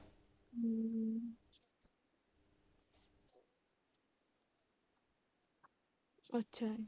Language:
Punjabi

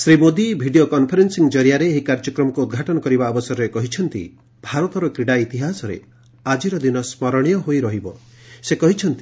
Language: Odia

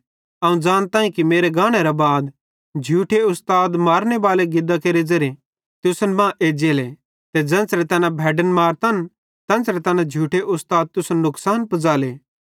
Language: Bhadrawahi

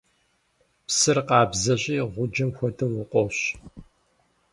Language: Kabardian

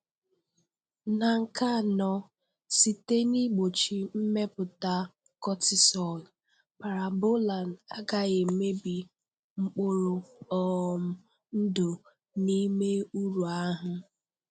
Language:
Igbo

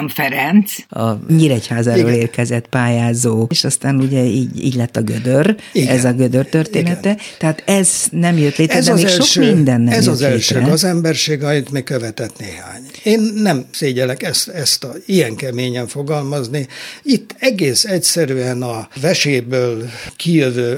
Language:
Hungarian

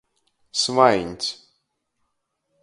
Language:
Latgalian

